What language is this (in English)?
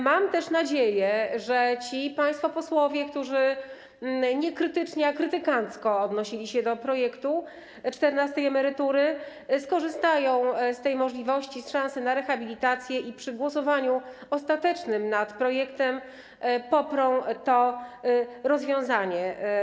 Polish